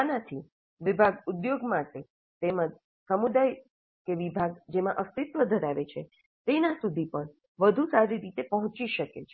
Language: Gujarati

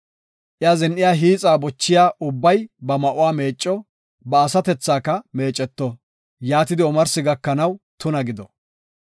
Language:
Gofa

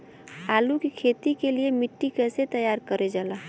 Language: Bhojpuri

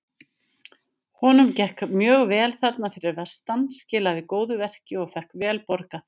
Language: Icelandic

